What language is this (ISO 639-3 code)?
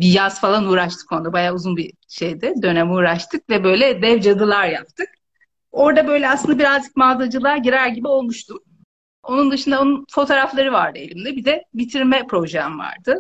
tur